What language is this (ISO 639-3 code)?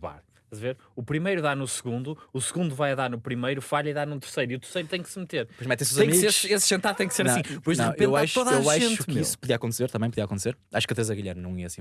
por